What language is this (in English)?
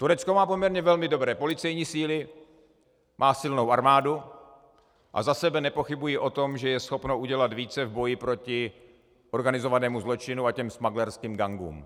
Czech